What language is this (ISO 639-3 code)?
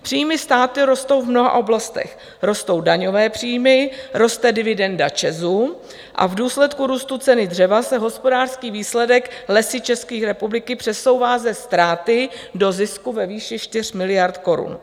ces